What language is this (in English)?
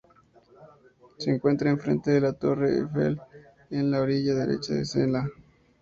Spanish